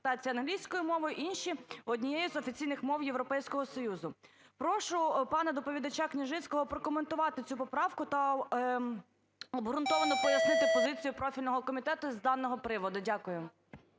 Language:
Ukrainian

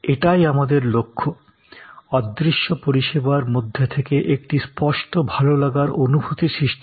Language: Bangla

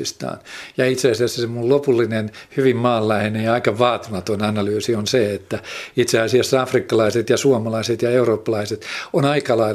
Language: Finnish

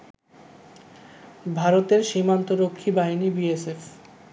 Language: Bangla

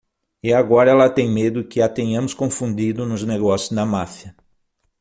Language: Portuguese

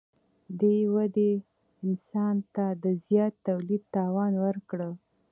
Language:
Pashto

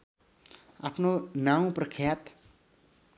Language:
Nepali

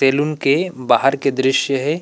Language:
Chhattisgarhi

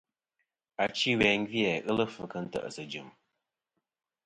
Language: Kom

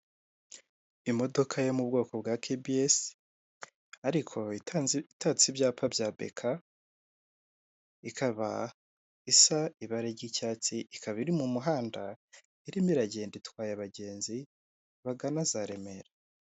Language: Kinyarwanda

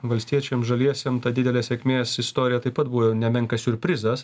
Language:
Lithuanian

